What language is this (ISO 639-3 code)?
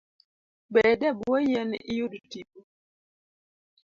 luo